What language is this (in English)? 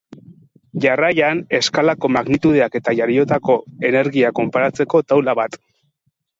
Basque